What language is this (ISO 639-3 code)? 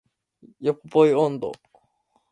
jpn